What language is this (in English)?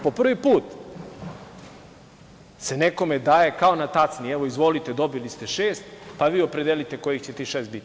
Serbian